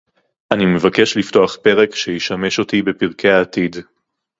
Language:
Hebrew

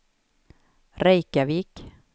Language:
Swedish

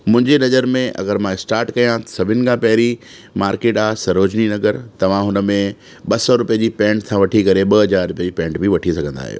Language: Sindhi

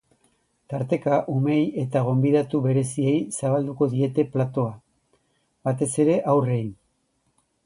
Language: Basque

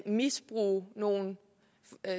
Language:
Danish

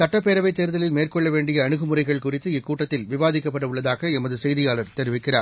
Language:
Tamil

